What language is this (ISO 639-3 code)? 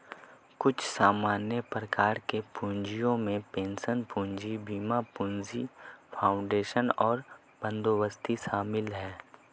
hin